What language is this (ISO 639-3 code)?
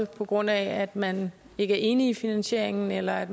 dan